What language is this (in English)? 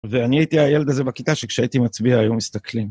Hebrew